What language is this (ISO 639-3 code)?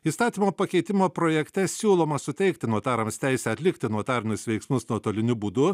lit